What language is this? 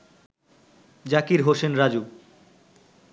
Bangla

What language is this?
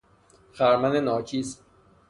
Persian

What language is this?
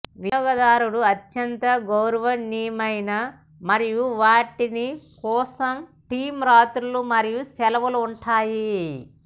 Telugu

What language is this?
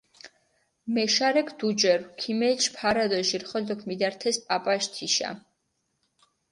Mingrelian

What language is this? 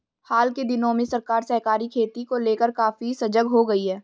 Hindi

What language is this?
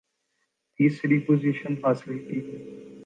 Urdu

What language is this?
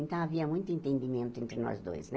Portuguese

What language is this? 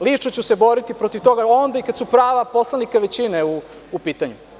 Serbian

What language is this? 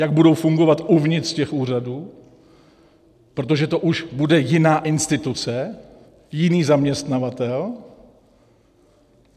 Czech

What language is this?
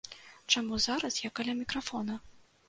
Belarusian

